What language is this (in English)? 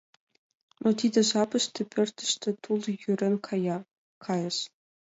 Mari